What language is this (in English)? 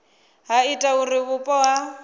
Venda